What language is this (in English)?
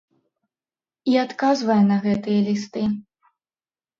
Belarusian